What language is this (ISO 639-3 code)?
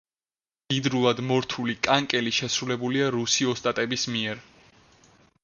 kat